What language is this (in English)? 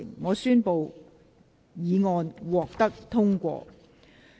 Cantonese